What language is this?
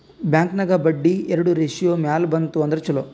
Kannada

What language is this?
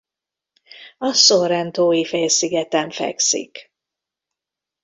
Hungarian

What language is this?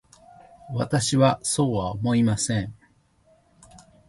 Japanese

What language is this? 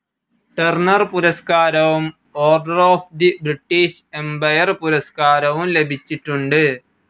Malayalam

